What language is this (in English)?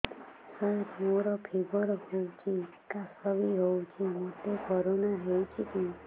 Odia